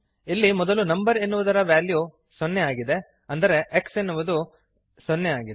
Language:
Kannada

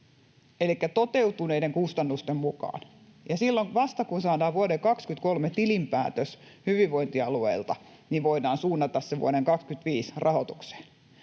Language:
Finnish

